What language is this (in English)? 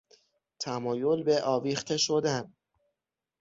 Persian